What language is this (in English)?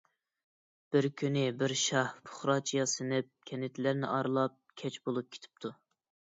Uyghur